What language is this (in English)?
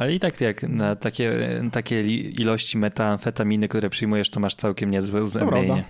Polish